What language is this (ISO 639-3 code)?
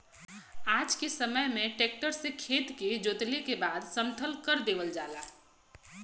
bho